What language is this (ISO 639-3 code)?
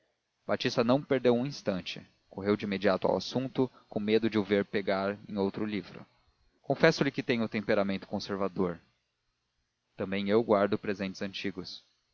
por